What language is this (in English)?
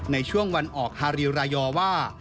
Thai